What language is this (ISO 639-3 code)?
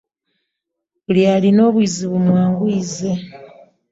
lug